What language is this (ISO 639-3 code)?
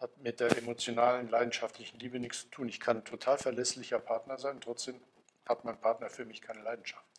deu